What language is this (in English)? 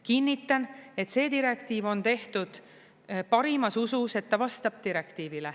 Estonian